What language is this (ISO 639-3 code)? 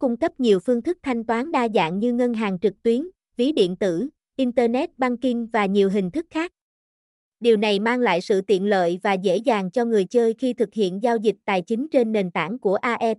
vie